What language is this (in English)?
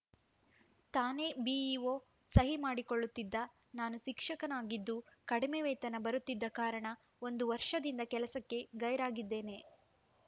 Kannada